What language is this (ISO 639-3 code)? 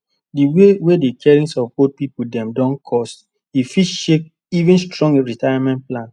pcm